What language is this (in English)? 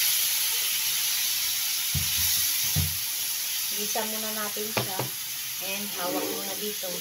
Filipino